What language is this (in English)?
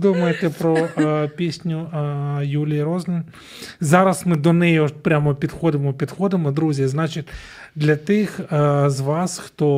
Ukrainian